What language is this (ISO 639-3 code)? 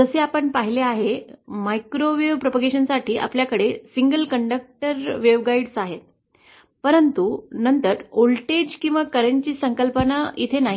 mar